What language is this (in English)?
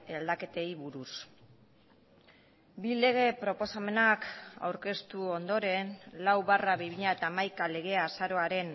Basque